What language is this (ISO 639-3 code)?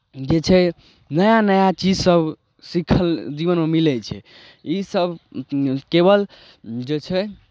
mai